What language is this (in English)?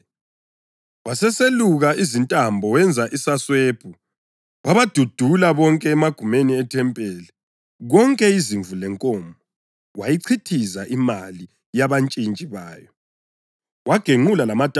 North Ndebele